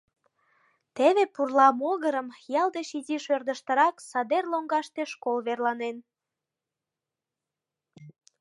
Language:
Mari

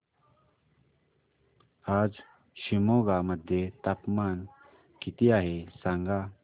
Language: Marathi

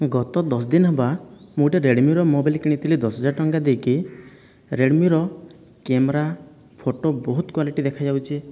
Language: Odia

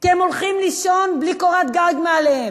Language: Hebrew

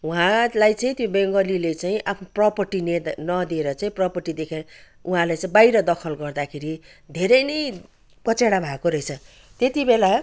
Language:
Nepali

